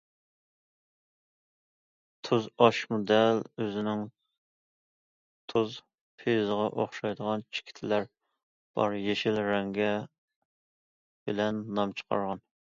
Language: Uyghur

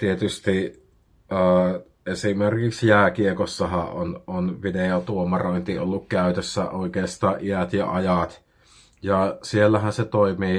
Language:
Finnish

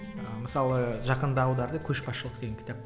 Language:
Kazakh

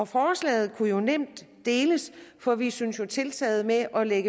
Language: Danish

